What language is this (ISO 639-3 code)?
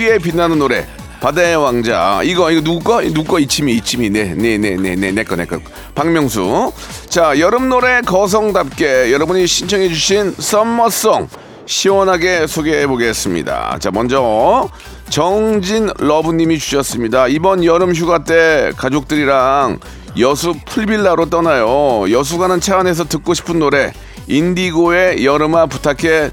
kor